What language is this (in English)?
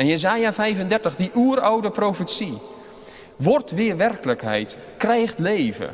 Dutch